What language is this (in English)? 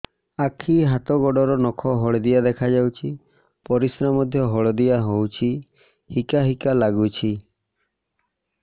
Odia